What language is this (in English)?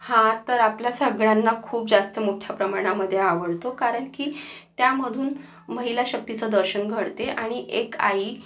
Marathi